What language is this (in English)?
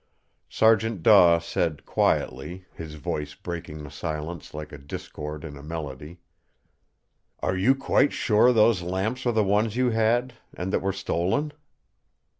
English